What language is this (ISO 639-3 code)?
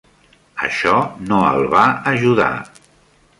cat